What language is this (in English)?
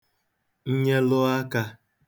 Igbo